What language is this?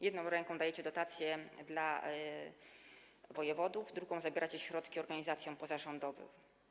Polish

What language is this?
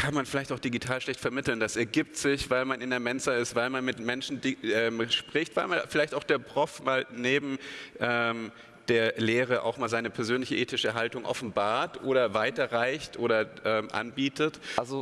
German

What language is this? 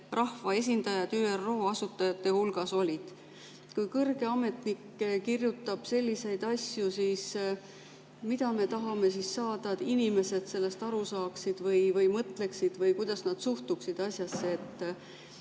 Estonian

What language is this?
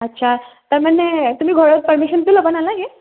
Assamese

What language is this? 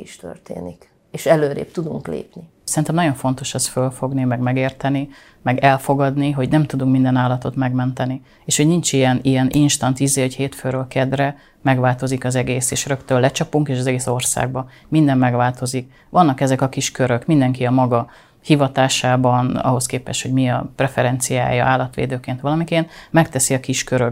Hungarian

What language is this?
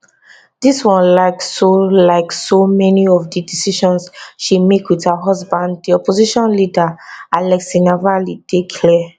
Nigerian Pidgin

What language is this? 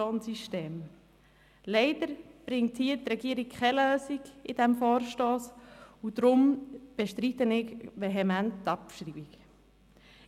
Swiss German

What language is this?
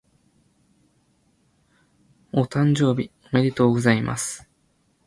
Japanese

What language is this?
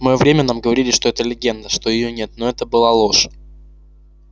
Russian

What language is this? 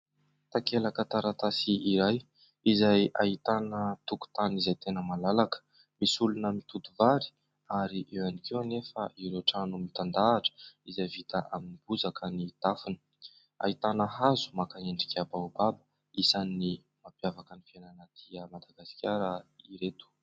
Malagasy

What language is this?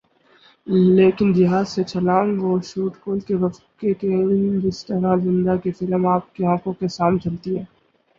Urdu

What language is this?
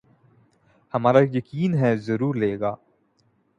Urdu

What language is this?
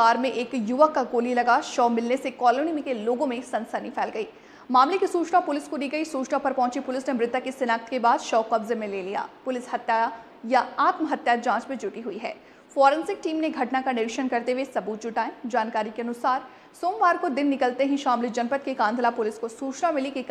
Hindi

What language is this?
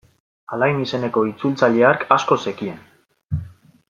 Basque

